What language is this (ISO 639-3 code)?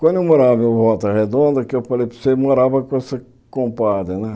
por